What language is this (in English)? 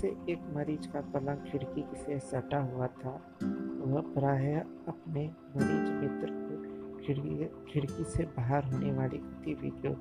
Hindi